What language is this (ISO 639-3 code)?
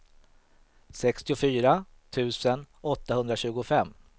swe